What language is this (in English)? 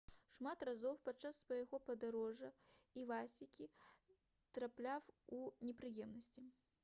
Belarusian